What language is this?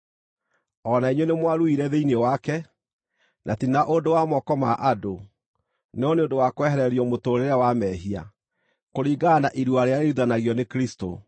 Kikuyu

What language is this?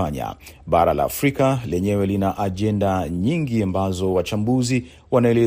Swahili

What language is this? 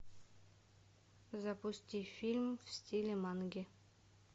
Russian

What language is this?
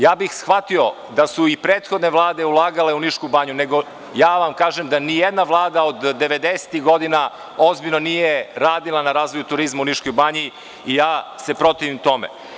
Serbian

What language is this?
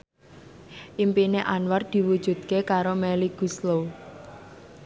Javanese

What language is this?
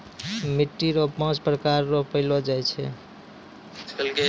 Maithili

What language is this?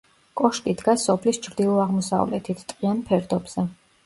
Georgian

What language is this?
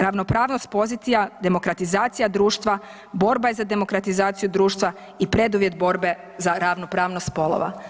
Croatian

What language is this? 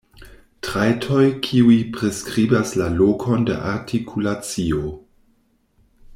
Esperanto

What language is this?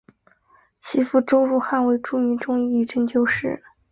Chinese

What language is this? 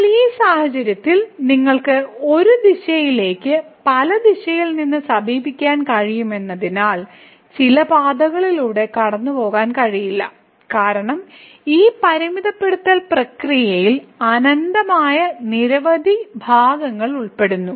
Malayalam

